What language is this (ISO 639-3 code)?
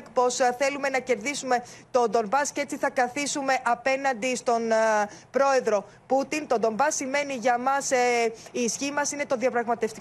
ell